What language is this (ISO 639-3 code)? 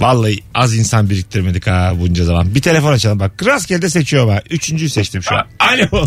tur